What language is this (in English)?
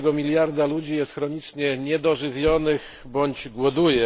Polish